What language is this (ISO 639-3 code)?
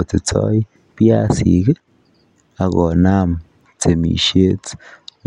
kln